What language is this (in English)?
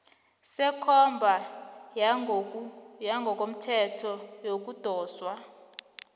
South Ndebele